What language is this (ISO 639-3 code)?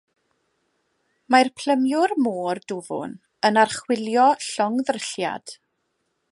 cym